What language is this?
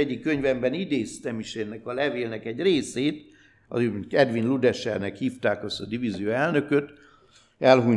Hungarian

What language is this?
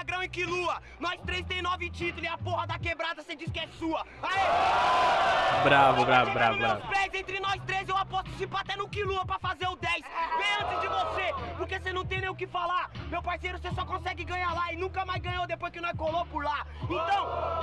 Portuguese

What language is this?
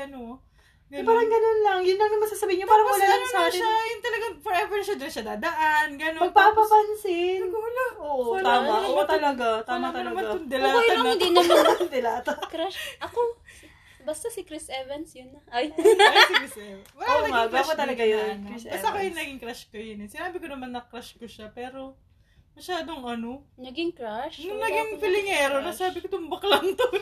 Filipino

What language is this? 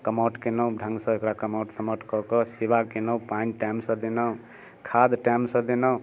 Maithili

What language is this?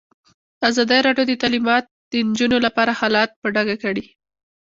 Pashto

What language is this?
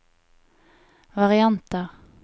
Norwegian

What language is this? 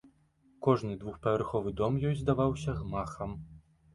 Belarusian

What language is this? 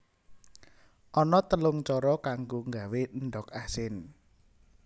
Javanese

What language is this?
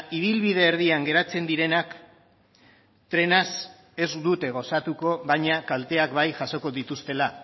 Basque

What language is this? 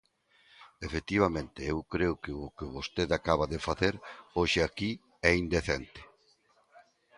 Galician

